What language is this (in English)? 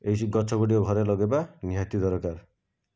Odia